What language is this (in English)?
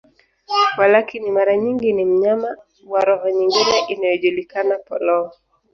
Swahili